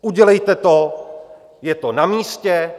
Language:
Czech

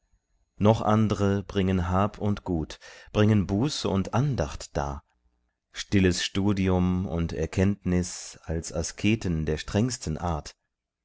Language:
German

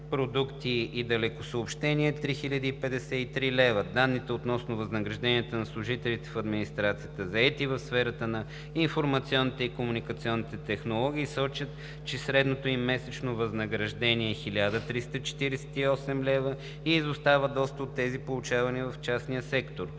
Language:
Bulgarian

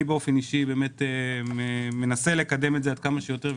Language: Hebrew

